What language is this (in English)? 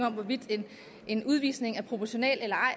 Danish